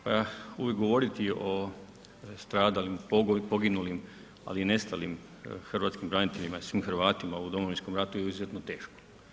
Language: Croatian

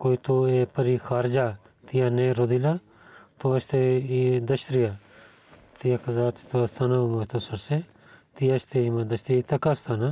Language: Bulgarian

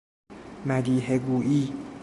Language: Persian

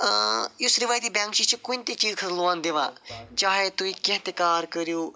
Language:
Kashmiri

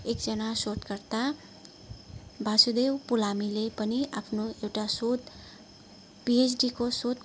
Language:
Nepali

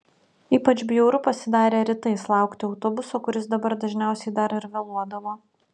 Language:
Lithuanian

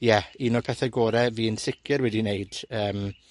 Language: Welsh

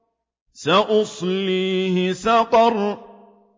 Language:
Arabic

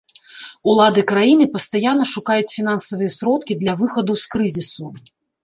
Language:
Belarusian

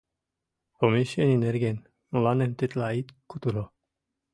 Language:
Mari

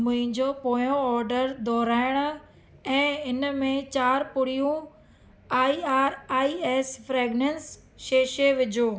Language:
Sindhi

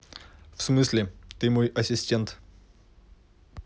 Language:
Russian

